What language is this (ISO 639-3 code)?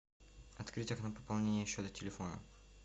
rus